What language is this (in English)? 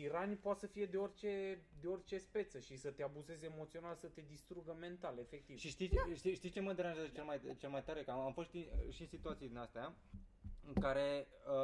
Romanian